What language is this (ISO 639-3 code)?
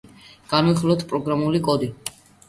kat